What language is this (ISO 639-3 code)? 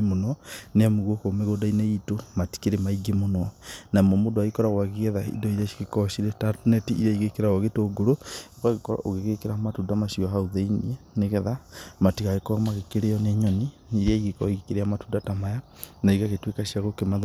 kik